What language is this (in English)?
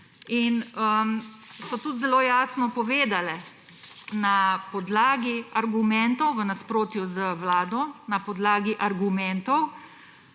Slovenian